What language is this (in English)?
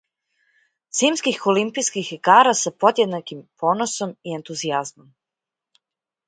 Serbian